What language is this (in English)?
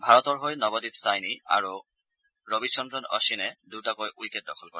Assamese